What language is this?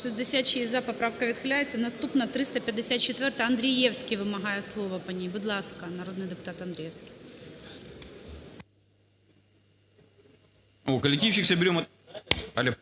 Ukrainian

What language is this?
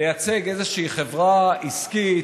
Hebrew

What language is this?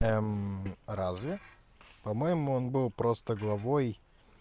Russian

